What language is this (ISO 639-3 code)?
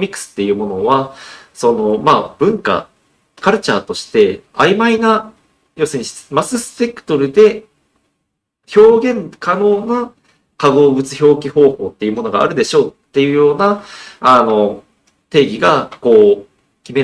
jpn